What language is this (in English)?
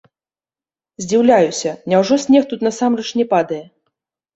Belarusian